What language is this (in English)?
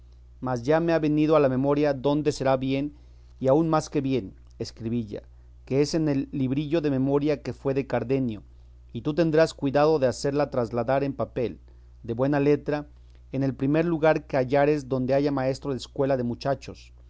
Spanish